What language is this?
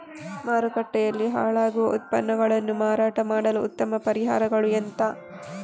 Kannada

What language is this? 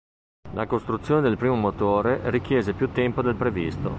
Italian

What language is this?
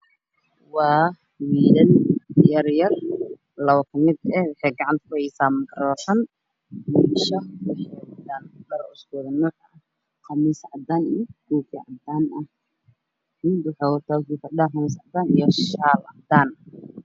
Somali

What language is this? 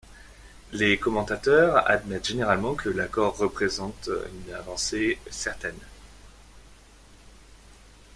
French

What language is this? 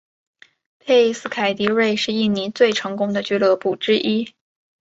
Chinese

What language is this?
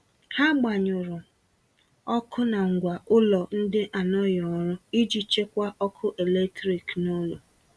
Igbo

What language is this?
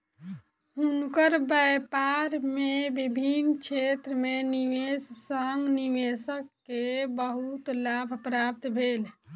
Maithili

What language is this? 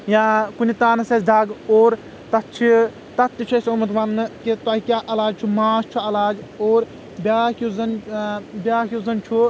Kashmiri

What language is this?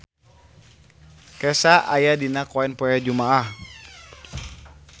Sundanese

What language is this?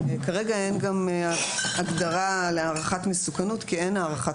Hebrew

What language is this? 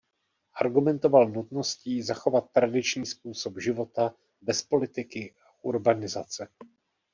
Czech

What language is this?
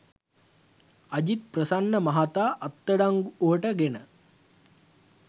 Sinhala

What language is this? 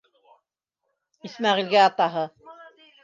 Bashkir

